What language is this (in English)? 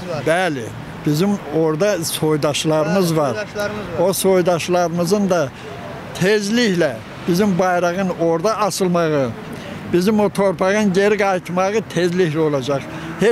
Turkish